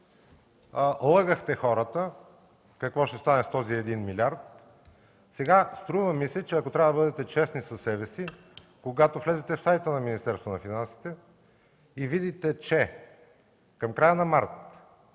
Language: Bulgarian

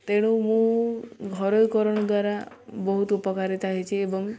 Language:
Odia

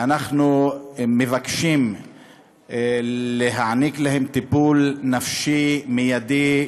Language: Hebrew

